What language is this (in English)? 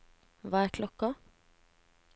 Norwegian